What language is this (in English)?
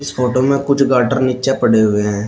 Hindi